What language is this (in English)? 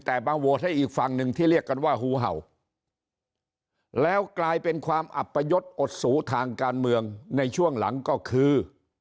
Thai